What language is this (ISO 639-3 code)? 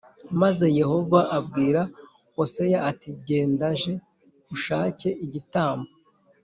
kin